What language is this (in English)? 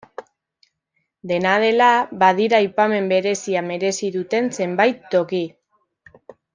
Basque